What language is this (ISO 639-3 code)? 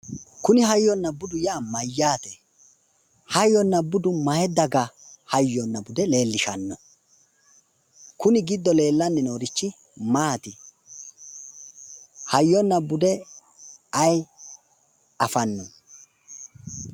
sid